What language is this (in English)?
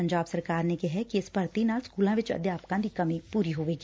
Punjabi